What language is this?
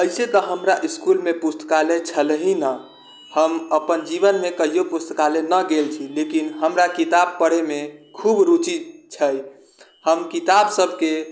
Maithili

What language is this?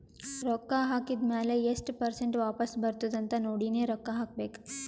Kannada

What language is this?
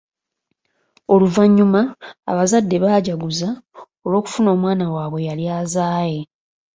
Ganda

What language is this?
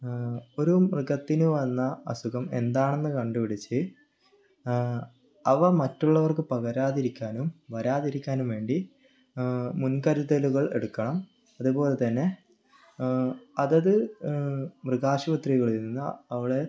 Malayalam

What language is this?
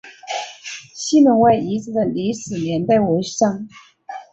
Chinese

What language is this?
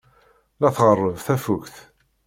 Kabyle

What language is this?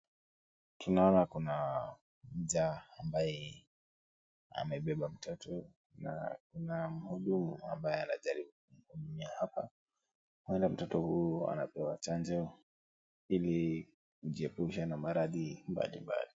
Swahili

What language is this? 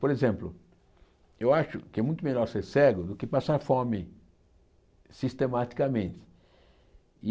Portuguese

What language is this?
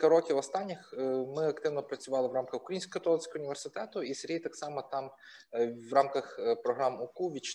Ukrainian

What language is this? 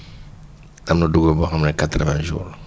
Wolof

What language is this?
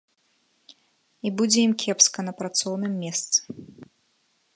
Belarusian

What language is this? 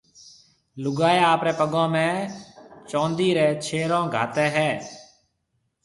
Marwari (Pakistan)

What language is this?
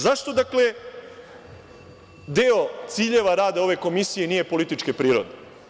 Serbian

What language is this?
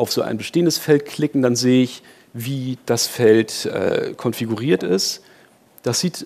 German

